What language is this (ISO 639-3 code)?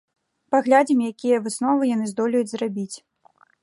bel